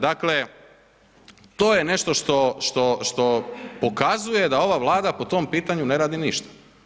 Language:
Croatian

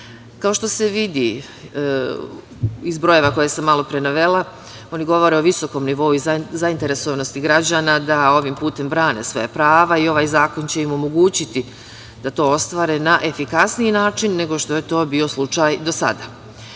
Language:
Serbian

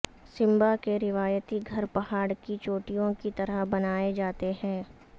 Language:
Urdu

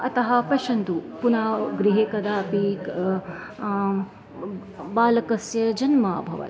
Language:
Sanskrit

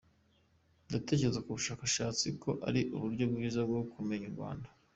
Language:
Kinyarwanda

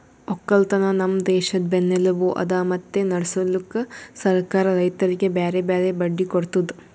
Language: Kannada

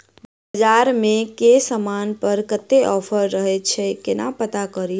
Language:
Maithili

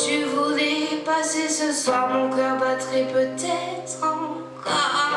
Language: French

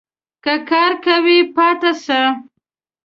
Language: Pashto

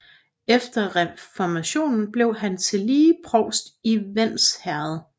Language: Danish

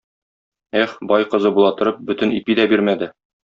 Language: Tatar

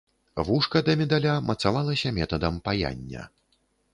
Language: Belarusian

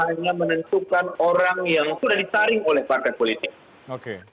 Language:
Indonesian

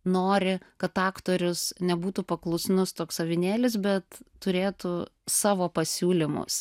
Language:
Lithuanian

